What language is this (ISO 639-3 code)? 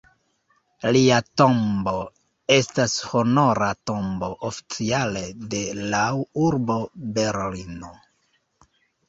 epo